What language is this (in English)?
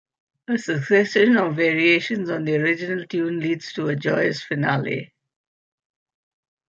English